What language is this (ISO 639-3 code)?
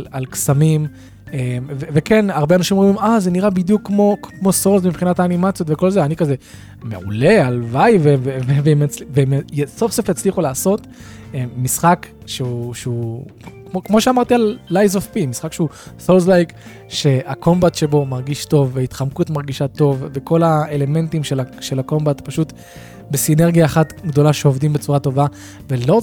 heb